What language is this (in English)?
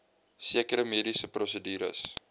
Afrikaans